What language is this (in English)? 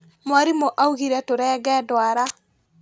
Kikuyu